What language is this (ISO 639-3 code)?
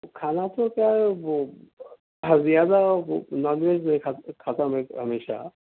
urd